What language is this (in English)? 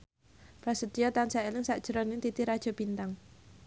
Javanese